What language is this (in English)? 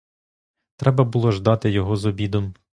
Ukrainian